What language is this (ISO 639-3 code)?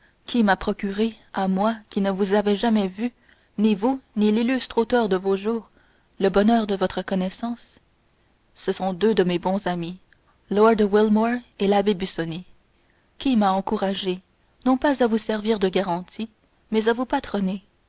fra